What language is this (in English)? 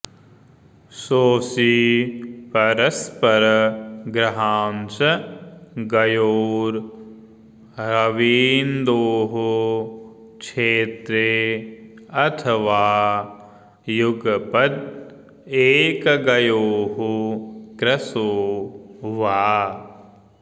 Sanskrit